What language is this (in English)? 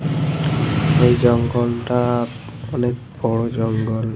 Bangla